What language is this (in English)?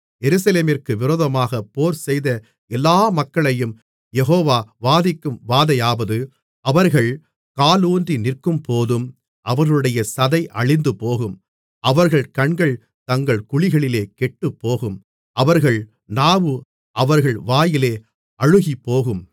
Tamil